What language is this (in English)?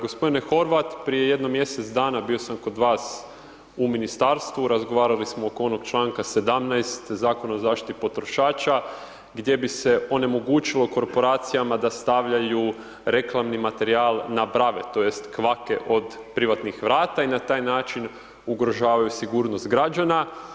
Croatian